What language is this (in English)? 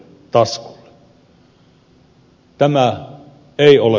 Finnish